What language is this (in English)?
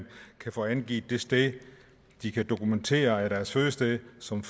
Danish